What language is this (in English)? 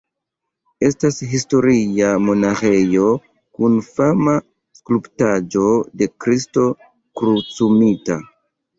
Esperanto